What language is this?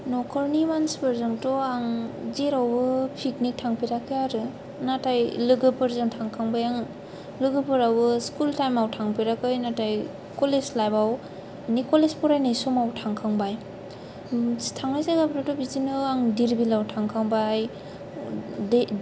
Bodo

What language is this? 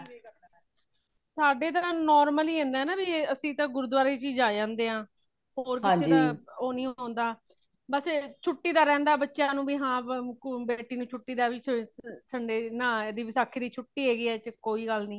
Punjabi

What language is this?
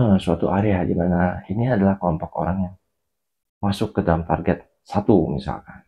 Indonesian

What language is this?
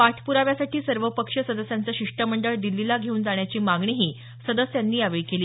Marathi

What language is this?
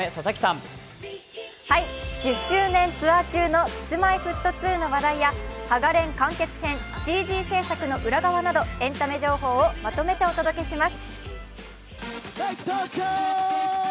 Japanese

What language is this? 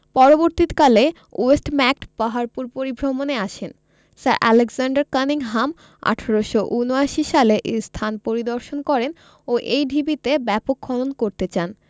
Bangla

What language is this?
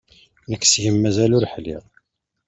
Kabyle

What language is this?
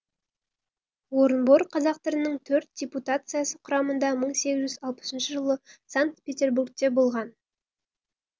Kazakh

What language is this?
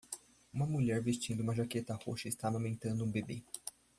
Portuguese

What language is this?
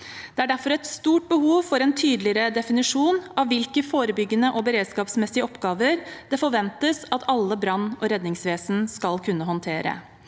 Norwegian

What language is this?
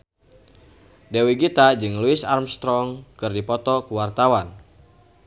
Sundanese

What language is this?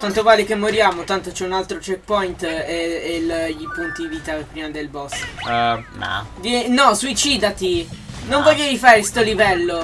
Italian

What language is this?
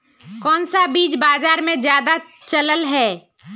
Magahi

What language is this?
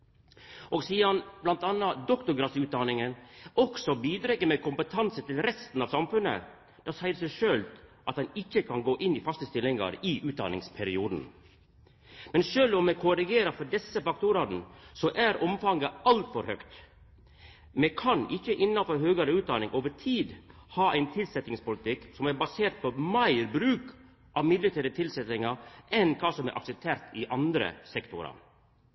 Norwegian Nynorsk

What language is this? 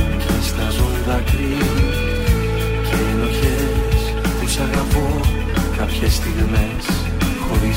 Greek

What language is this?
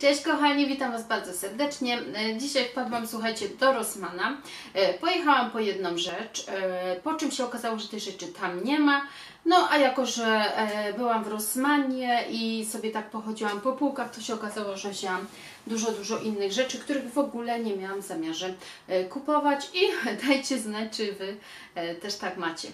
Polish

